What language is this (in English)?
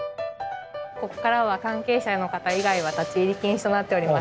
Japanese